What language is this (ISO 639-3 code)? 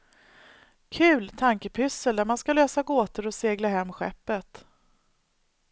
swe